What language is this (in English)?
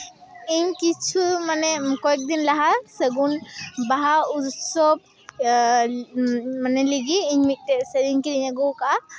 Santali